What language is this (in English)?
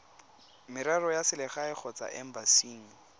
Tswana